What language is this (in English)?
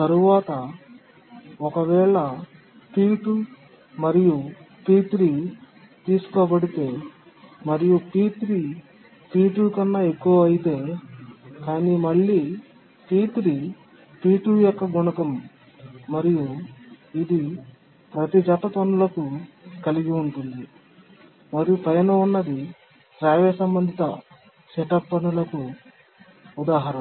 Telugu